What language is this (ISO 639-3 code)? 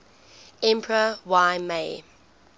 eng